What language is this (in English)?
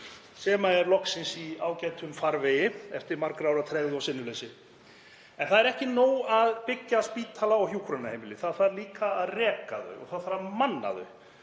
Icelandic